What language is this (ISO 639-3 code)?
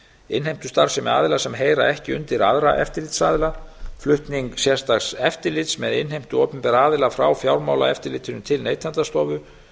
isl